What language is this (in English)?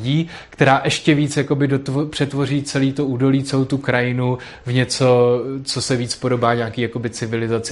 Czech